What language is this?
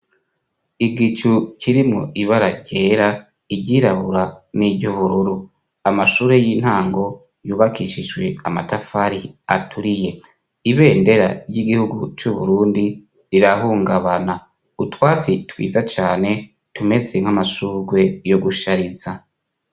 Rundi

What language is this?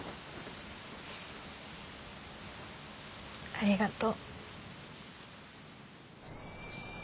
Japanese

